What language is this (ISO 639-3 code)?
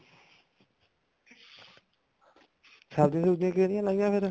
pan